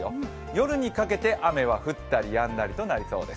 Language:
Japanese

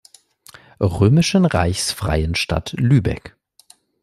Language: German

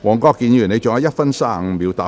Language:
Cantonese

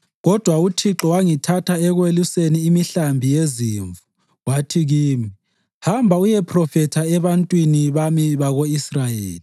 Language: North Ndebele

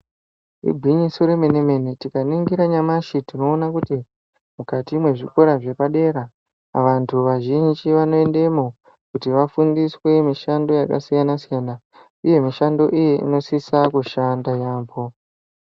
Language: Ndau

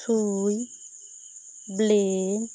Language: Santali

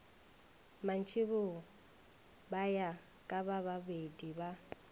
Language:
Northern Sotho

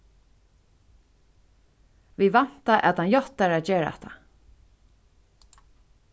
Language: Faroese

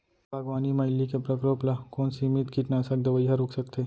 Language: Chhattisgarhi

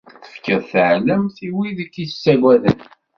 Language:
Kabyle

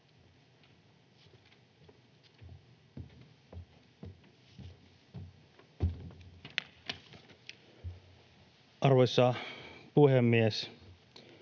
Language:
Finnish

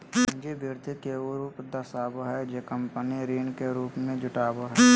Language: Magahi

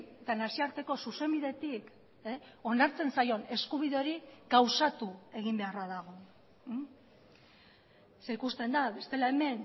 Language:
Basque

